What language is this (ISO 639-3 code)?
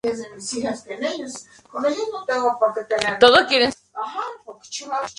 spa